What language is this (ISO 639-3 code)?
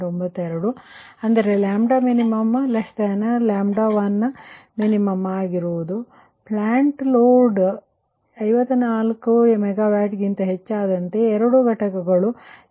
kan